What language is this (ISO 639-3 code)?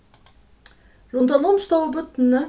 fao